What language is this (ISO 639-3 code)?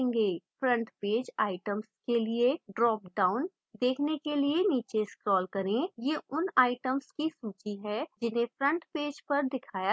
hin